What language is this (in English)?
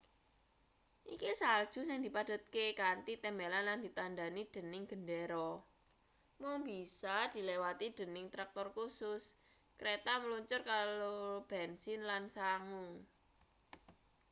Javanese